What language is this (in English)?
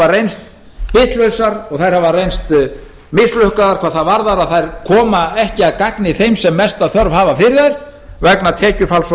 Icelandic